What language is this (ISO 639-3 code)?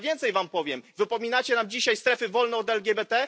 pol